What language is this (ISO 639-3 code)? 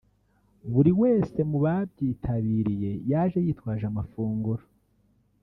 kin